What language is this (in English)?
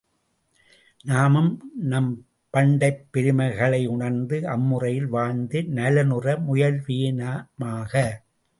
Tamil